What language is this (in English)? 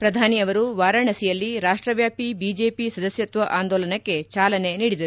Kannada